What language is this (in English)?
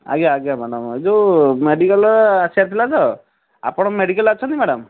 Odia